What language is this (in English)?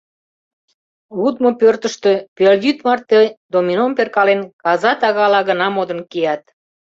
Mari